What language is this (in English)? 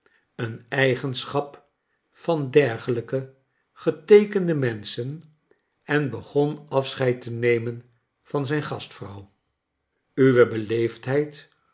Dutch